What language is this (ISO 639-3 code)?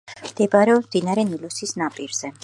kat